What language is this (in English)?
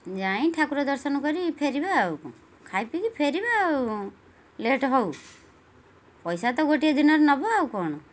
Odia